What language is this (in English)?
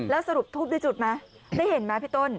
Thai